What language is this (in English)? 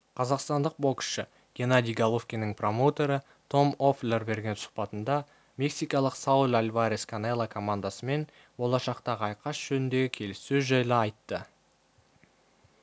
Kazakh